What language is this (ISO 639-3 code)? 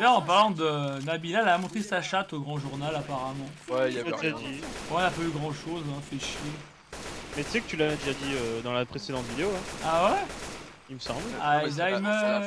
fra